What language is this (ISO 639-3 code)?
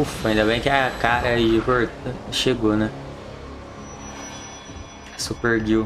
por